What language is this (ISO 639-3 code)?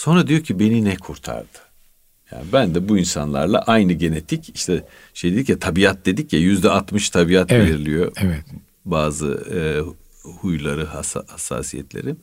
tur